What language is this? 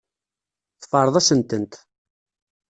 Kabyle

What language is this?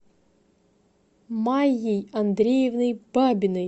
Russian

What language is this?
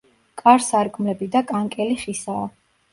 Georgian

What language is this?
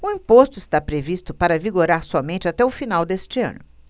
Portuguese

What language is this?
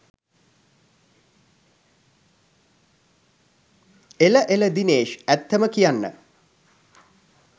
Sinhala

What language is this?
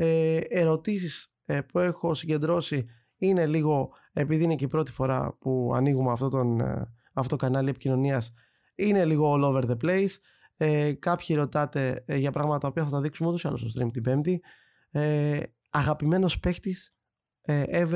Greek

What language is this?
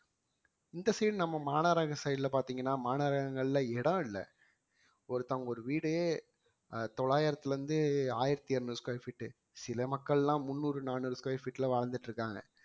Tamil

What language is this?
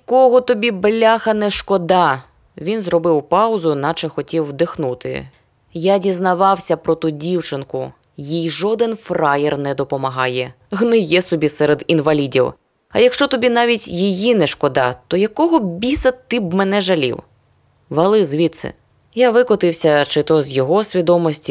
Ukrainian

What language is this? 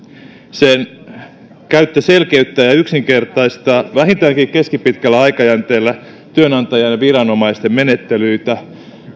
Finnish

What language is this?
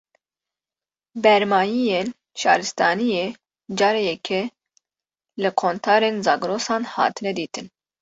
Kurdish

